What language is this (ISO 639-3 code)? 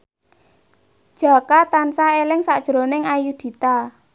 jav